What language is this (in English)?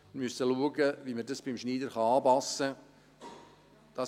Swiss German